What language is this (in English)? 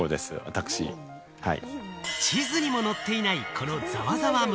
Japanese